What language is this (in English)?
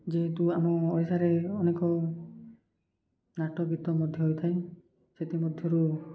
Odia